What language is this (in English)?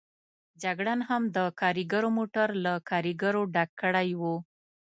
Pashto